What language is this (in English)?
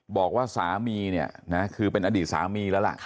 Thai